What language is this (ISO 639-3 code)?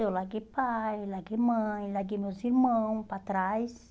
por